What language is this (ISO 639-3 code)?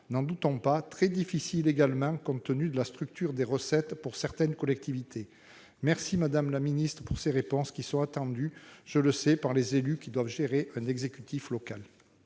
fra